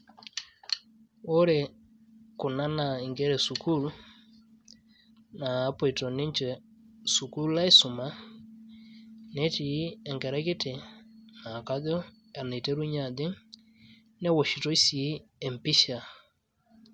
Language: Masai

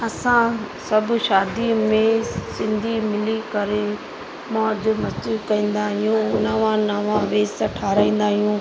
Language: Sindhi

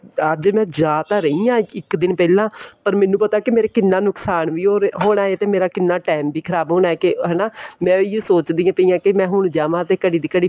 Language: Punjabi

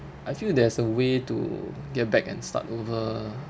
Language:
English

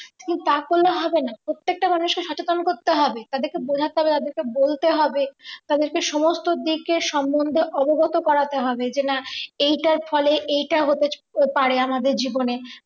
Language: Bangla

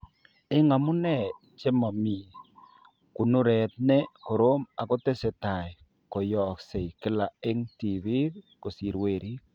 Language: Kalenjin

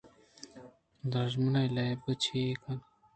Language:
Eastern Balochi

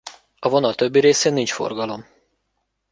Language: Hungarian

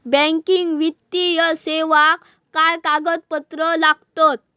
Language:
Marathi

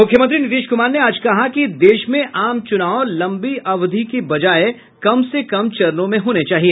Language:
Hindi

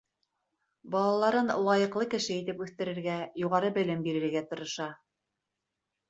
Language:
Bashkir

